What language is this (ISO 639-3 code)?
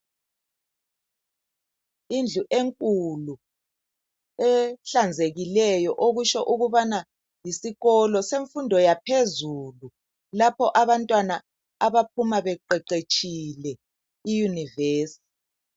nde